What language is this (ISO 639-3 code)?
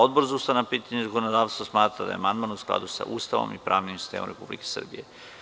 srp